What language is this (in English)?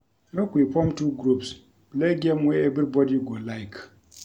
Nigerian Pidgin